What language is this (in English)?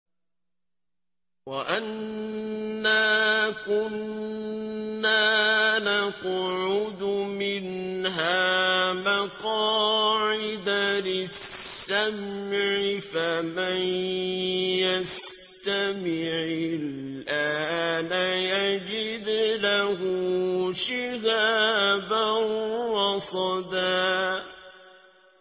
Arabic